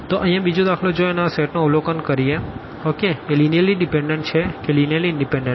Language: Gujarati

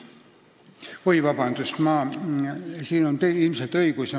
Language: Estonian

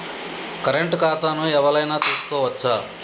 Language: Telugu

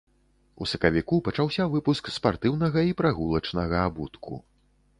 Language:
Belarusian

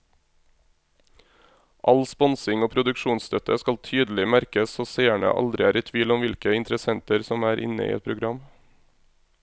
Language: Norwegian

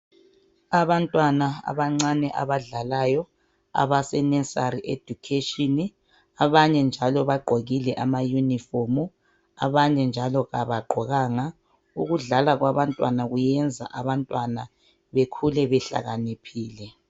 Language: North Ndebele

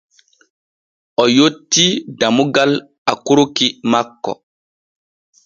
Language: Borgu Fulfulde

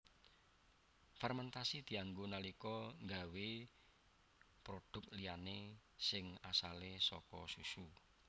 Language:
Javanese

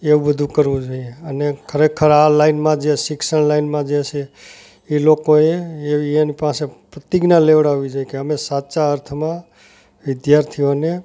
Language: Gujarati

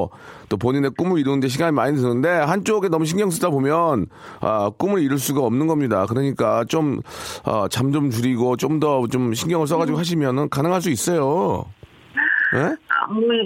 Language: Korean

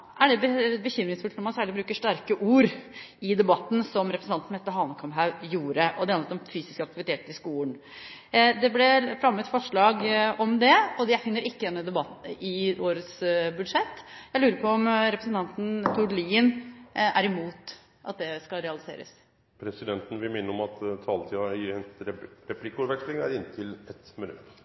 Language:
Norwegian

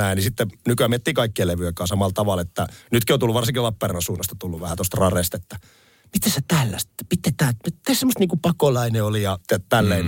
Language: Finnish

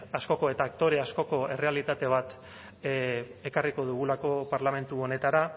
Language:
Basque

